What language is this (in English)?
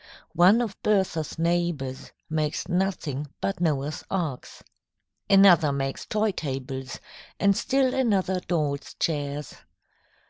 English